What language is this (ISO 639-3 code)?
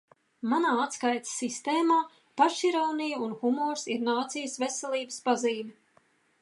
lav